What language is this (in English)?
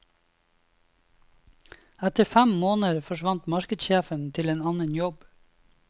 Norwegian